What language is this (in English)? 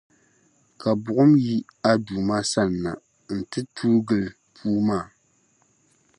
Dagbani